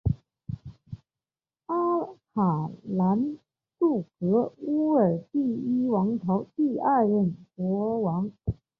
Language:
Chinese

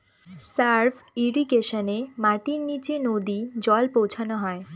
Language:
Bangla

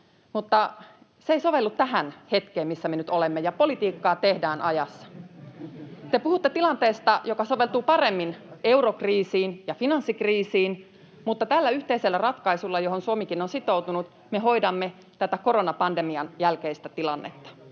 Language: Finnish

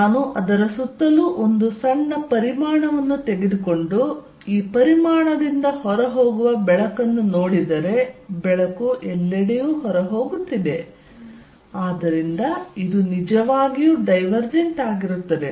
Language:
Kannada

